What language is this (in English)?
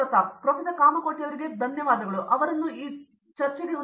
Kannada